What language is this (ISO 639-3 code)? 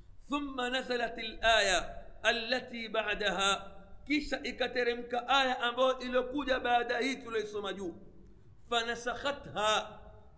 swa